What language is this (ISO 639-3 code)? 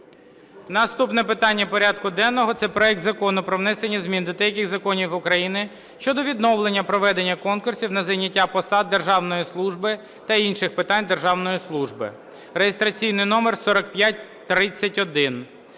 ukr